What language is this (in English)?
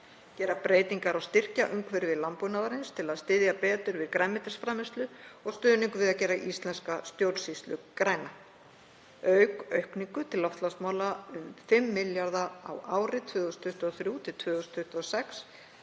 Icelandic